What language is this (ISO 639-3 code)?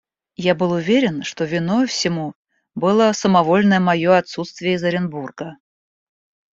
rus